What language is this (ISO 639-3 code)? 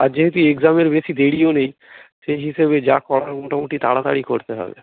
ben